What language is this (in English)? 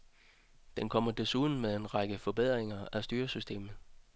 Danish